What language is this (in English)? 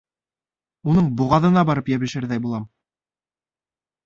Bashkir